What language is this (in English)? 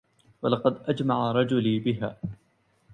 Arabic